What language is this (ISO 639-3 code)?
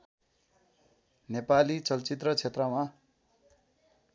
nep